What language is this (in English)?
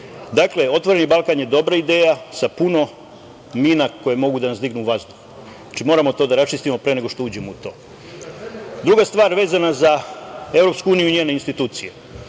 Serbian